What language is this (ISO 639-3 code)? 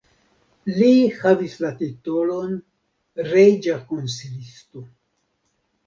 epo